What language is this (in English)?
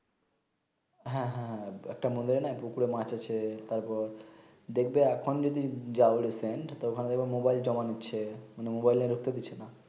Bangla